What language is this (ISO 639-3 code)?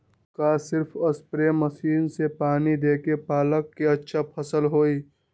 mag